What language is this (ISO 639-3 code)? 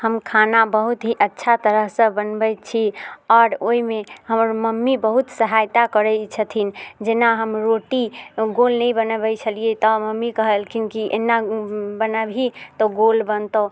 mai